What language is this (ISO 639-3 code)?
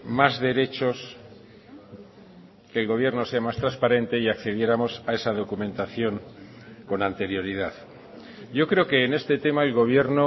spa